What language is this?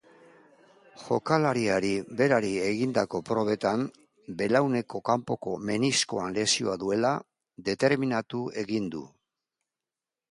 Basque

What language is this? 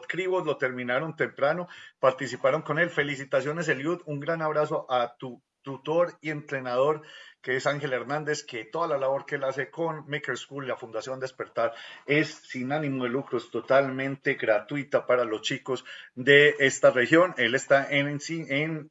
Spanish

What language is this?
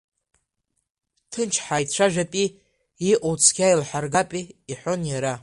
Abkhazian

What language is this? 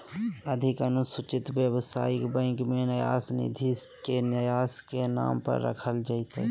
Magahi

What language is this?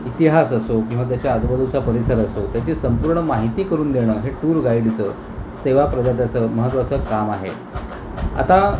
Marathi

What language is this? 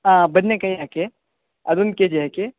Kannada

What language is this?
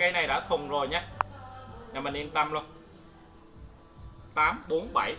Vietnamese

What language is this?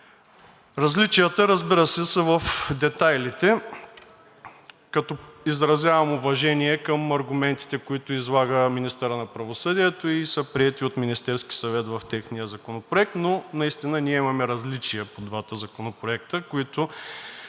Bulgarian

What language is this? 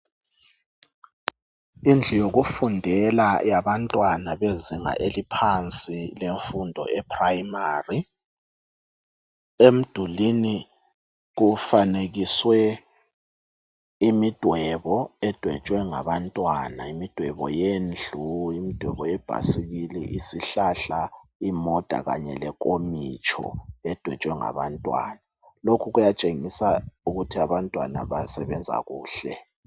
North Ndebele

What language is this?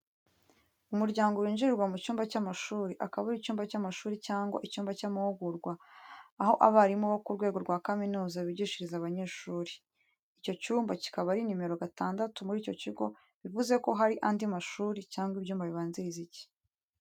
Kinyarwanda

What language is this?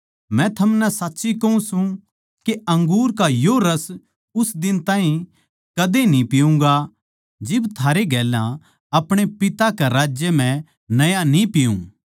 Haryanvi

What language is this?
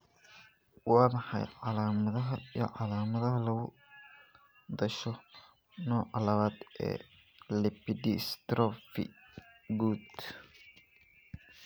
Somali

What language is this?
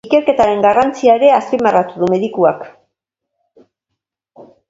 Basque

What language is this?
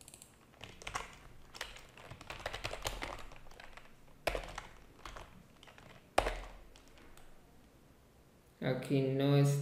Spanish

